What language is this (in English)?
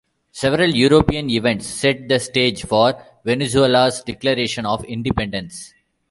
English